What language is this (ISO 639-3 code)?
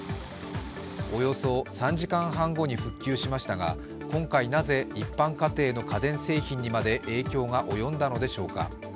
jpn